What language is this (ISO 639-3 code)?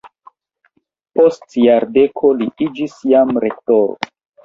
epo